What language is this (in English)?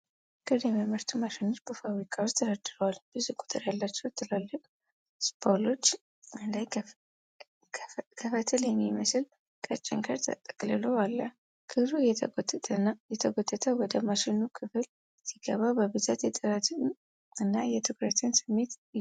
Amharic